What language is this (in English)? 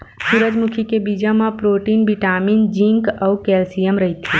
Chhattisgarhi